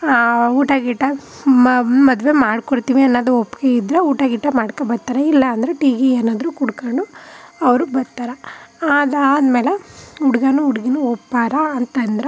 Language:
Kannada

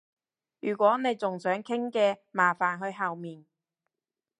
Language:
Cantonese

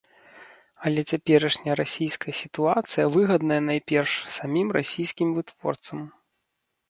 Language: Belarusian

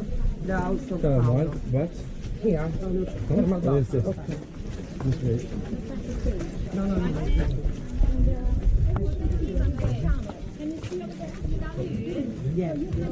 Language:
Turkish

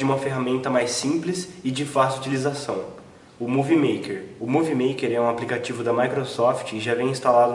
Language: Portuguese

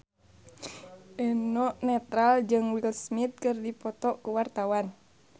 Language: Sundanese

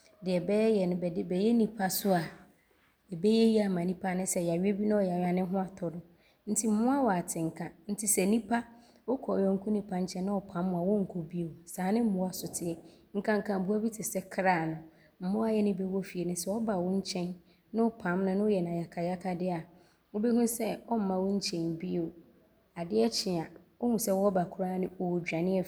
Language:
Abron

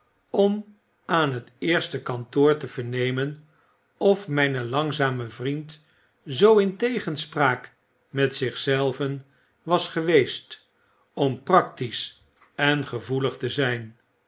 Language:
Dutch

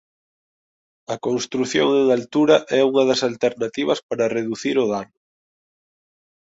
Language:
Galician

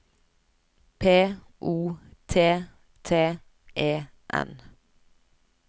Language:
Norwegian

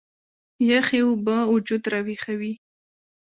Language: Pashto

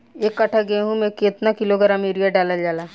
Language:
Bhojpuri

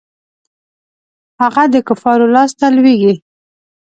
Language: Pashto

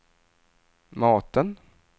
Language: Swedish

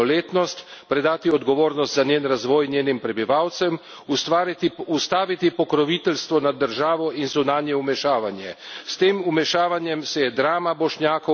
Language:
Slovenian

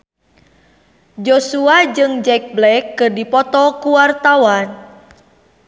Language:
Sundanese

